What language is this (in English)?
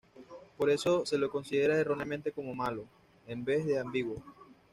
Spanish